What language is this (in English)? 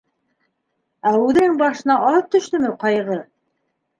Bashkir